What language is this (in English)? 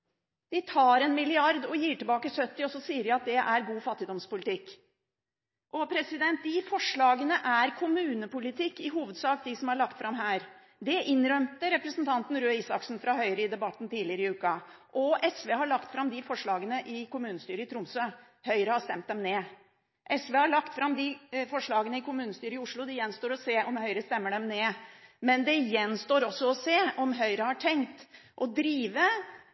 Norwegian Bokmål